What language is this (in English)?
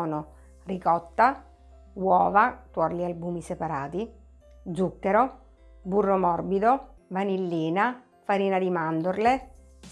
Italian